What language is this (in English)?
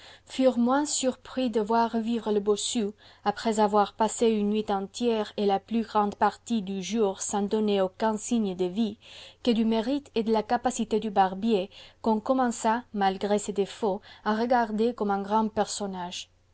French